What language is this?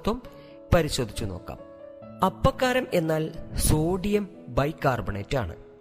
Malayalam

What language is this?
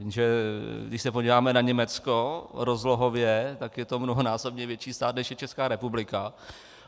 Czech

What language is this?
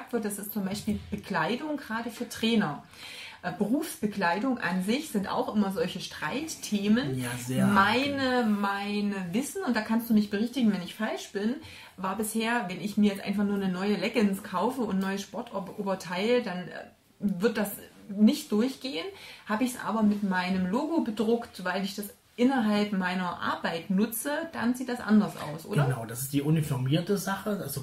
German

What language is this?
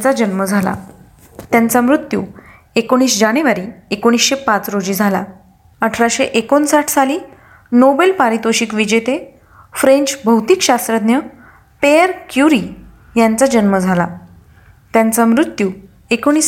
Marathi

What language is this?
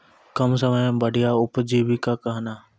Maithili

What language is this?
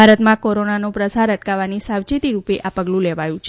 Gujarati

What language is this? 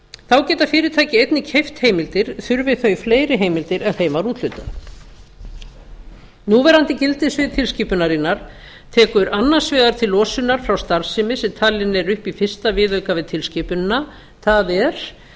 Icelandic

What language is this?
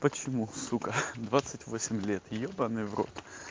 Russian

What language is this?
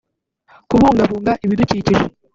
Kinyarwanda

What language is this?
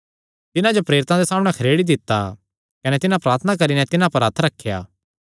Kangri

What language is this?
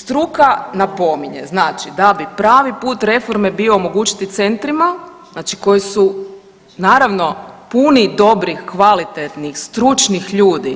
Croatian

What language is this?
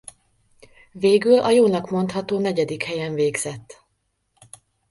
Hungarian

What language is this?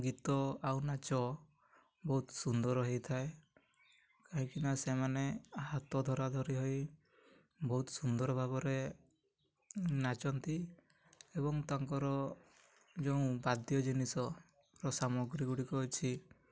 Odia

